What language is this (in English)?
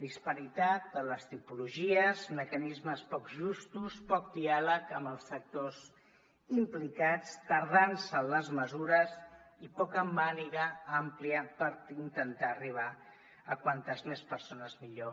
Catalan